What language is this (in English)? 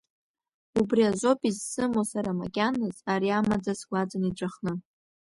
Abkhazian